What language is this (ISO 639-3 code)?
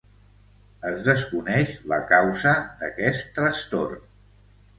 cat